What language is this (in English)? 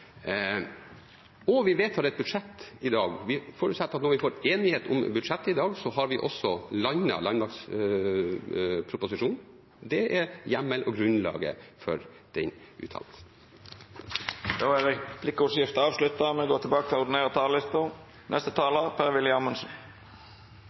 Norwegian